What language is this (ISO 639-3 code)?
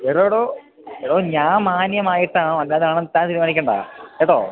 mal